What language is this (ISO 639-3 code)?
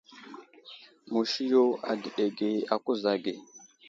udl